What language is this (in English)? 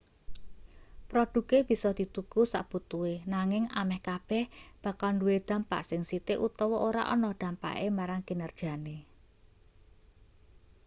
Javanese